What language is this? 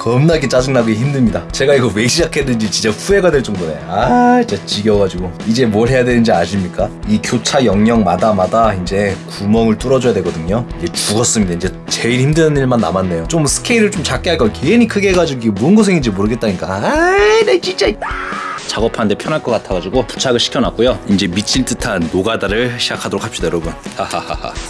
Korean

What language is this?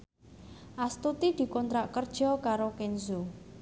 Javanese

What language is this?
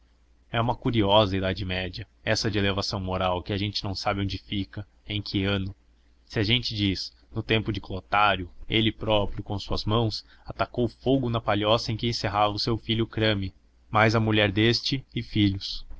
Portuguese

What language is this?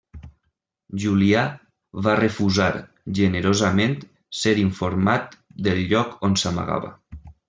Catalan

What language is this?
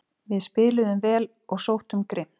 Icelandic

